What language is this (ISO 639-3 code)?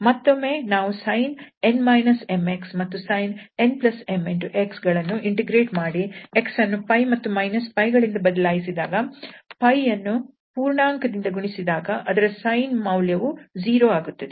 kan